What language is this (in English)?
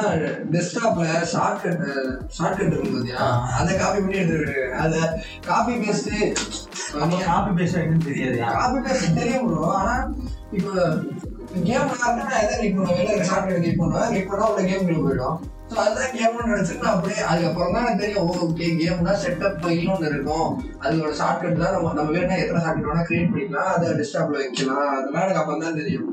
Tamil